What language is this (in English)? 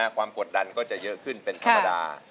Thai